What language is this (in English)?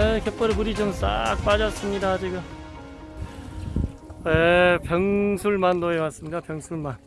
Korean